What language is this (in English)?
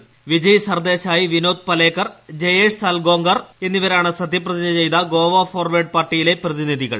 Malayalam